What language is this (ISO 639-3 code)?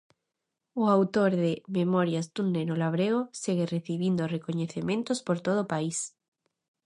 glg